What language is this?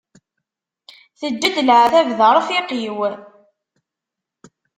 Kabyle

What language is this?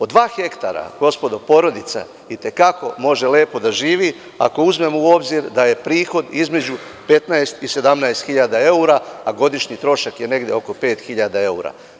Serbian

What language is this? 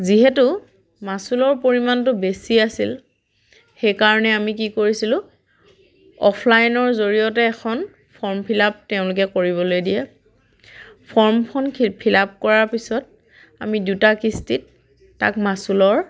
Assamese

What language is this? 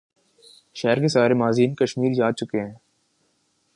Urdu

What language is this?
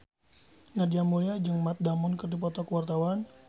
Sundanese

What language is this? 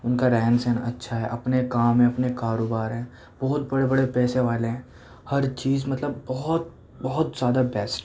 Urdu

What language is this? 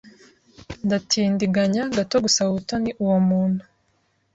Kinyarwanda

